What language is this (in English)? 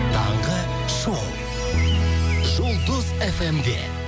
Kazakh